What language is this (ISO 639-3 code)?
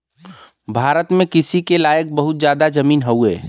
bho